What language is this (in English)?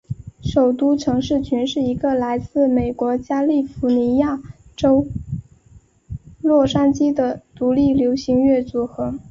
Chinese